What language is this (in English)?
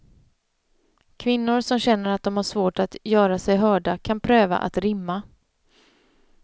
Swedish